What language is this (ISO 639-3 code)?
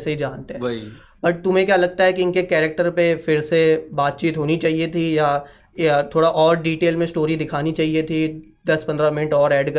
hin